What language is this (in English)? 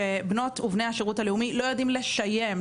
Hebrew